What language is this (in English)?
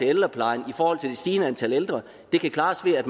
Danish